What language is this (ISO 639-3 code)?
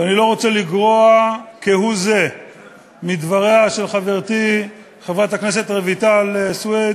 heb